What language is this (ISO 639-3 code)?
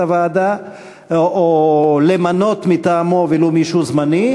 heb